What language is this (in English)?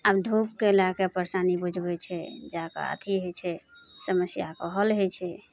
Maithili